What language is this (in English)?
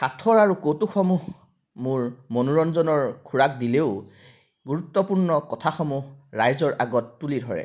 Assamese